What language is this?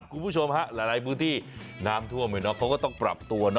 Thai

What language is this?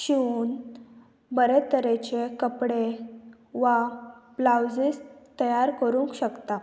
Konkani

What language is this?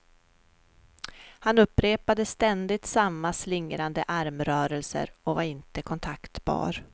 Swedish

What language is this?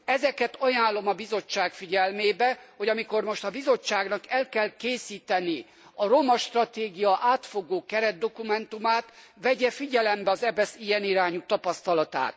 Hungarian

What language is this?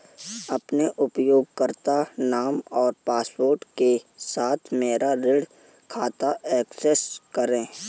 Hindi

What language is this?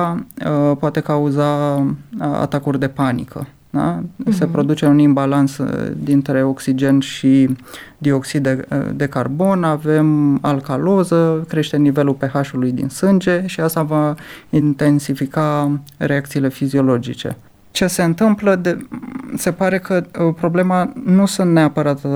Romanian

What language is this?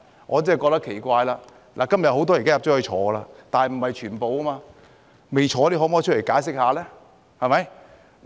Cantonese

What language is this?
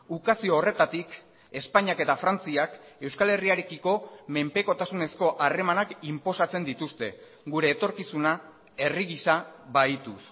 Basque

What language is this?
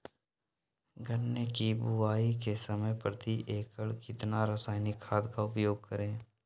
Magahi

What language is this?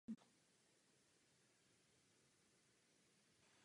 Czech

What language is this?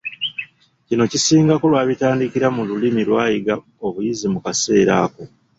Ganda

